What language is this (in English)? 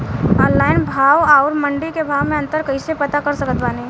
Bhojpuri